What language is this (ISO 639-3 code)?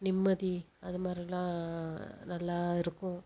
tam